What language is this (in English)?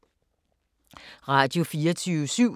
Danish